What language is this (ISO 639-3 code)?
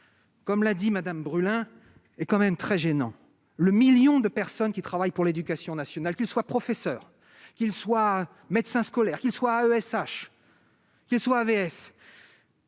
fra